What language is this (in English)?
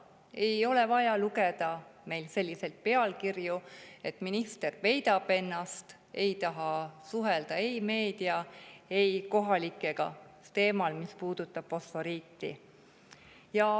Estonian